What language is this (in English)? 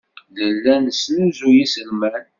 Kabyle